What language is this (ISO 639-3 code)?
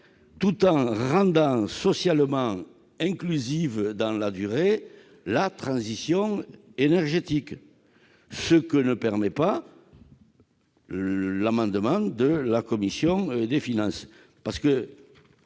fra